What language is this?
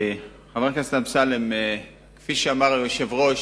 Hebrew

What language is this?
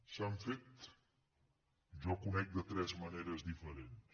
Catalan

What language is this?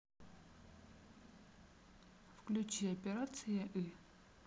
Russian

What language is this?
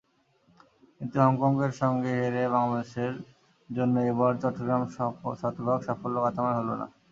Bangla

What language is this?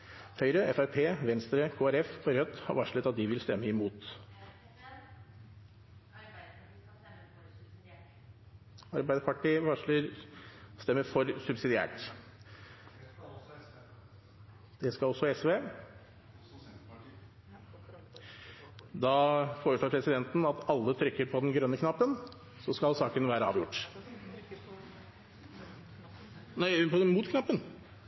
Norwegian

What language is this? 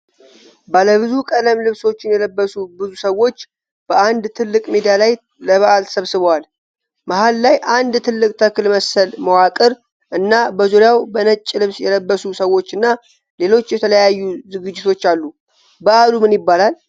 Amharic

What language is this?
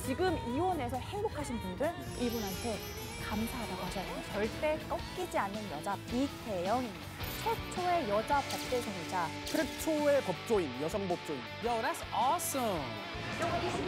Korean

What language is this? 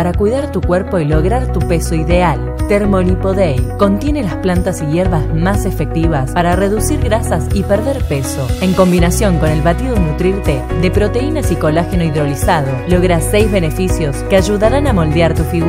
Spanish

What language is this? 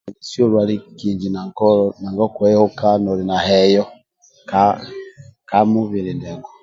Amba (Uganda)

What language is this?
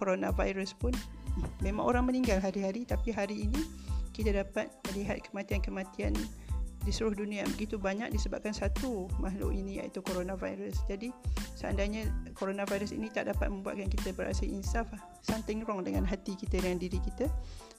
Malay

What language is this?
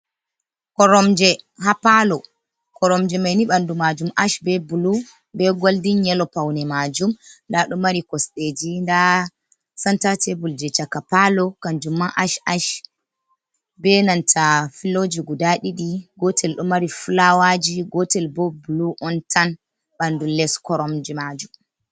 Fula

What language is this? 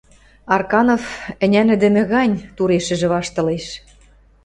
Western Mari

